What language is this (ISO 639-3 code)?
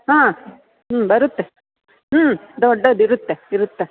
kan